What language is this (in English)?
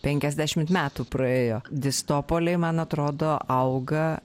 Lithuanian